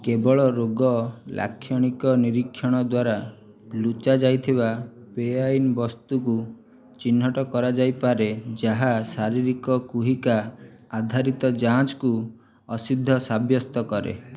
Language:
Odia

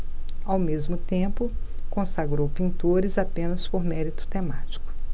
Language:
Portuguese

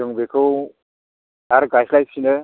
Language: Bodo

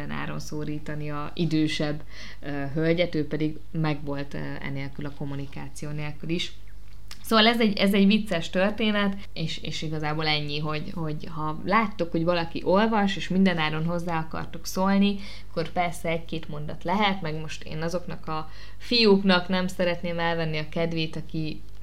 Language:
Hungarian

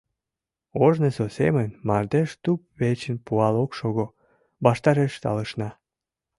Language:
Mari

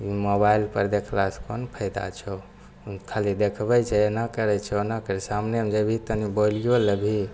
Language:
Maithili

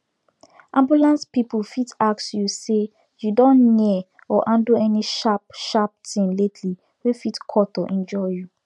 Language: Nigerian Pidgin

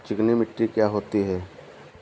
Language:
Hindi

